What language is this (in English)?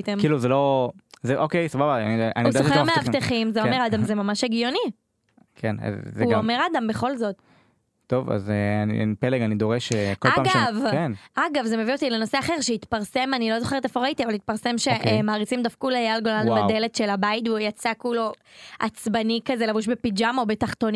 Hebrew